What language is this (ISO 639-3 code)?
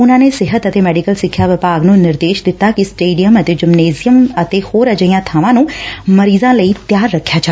pan